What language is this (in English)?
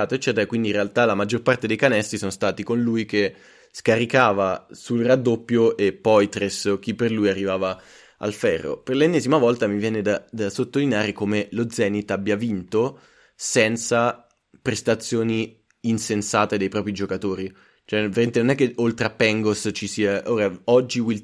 Italian